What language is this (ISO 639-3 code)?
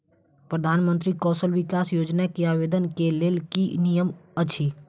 mai